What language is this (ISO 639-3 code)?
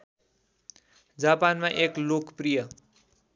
nep